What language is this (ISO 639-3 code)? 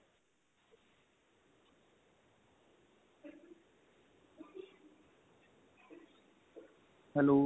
pan